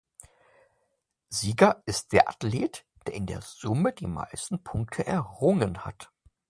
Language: German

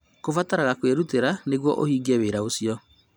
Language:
Kikuyu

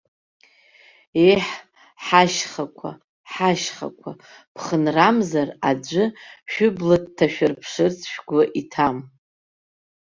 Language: Abkhazian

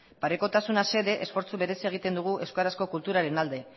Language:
Basque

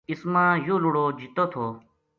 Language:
Gujari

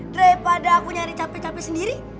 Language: Indonesian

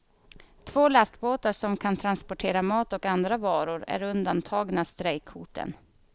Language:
Swedish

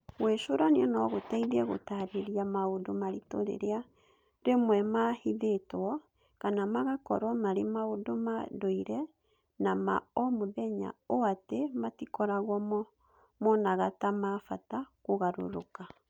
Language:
Kikuyu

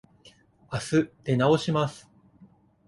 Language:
Japanese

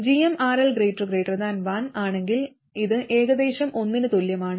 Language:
Malayalam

